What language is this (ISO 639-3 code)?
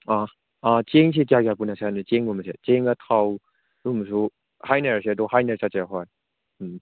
mni